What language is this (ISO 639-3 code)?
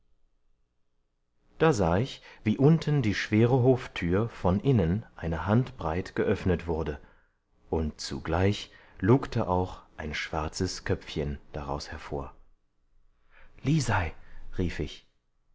deu